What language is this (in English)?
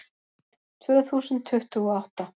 Icelandic